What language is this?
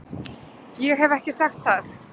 Icelandic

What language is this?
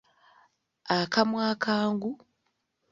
Ganda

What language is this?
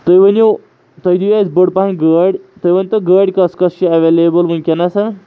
Kashmiri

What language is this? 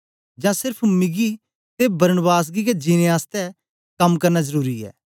Dogri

